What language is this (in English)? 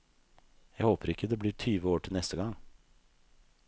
Norwegian